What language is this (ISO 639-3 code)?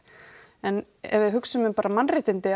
isl